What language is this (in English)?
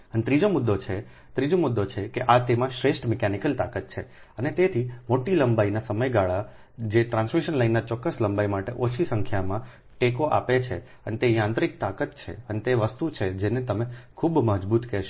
Gujarati